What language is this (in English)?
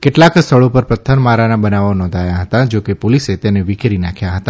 Gujarati